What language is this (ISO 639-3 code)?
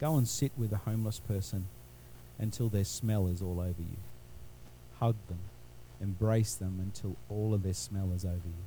eng